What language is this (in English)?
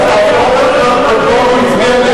Hebrew